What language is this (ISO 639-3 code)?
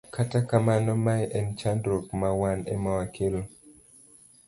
luo